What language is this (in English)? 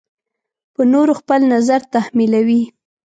Pashto